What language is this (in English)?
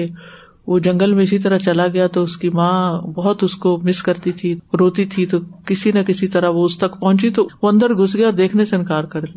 Urdu